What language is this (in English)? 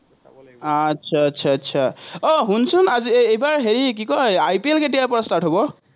Assamese